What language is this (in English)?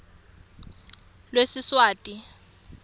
Swati